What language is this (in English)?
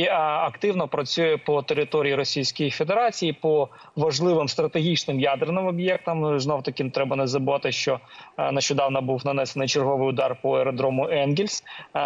Ukrainian